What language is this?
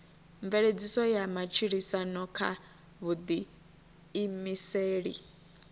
Venda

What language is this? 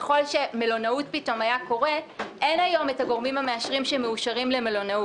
Hebrew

